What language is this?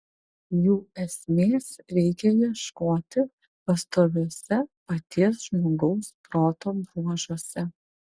Lithuanian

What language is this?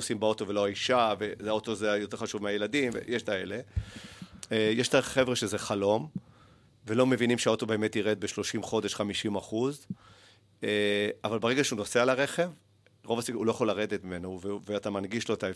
Hebrew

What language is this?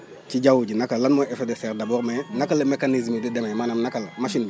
Wolof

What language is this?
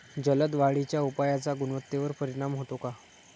Marathi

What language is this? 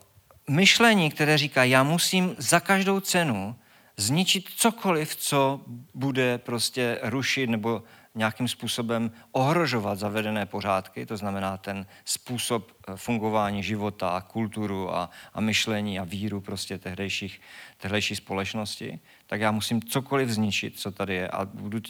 Czech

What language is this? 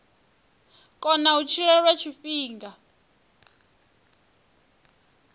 Venda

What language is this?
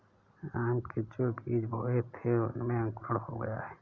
Hindi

